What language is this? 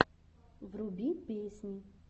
Russian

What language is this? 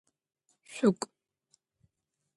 Adyghe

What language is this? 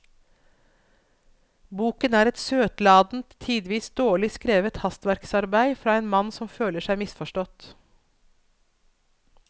Norwegian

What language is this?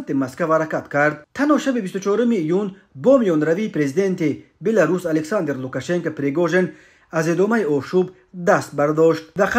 Persian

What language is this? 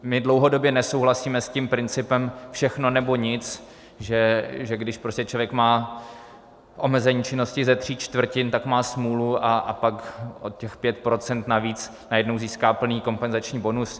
Czech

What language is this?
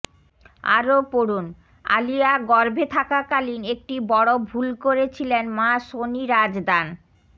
Bangla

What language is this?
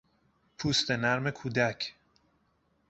Persian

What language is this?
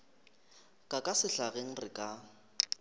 Northern Sotho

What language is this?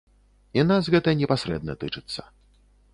Belarusian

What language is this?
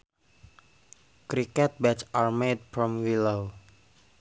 Sundanese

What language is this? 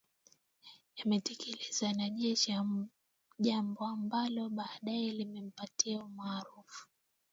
Swahili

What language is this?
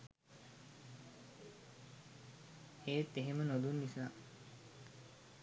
Sinhala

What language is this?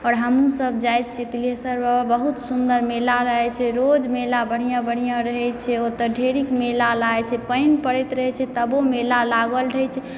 Maithili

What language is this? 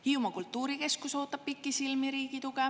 Estonian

